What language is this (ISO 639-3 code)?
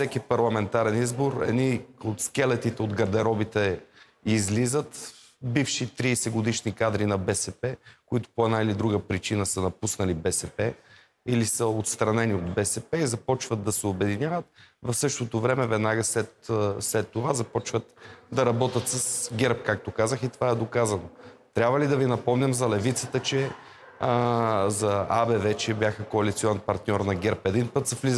bul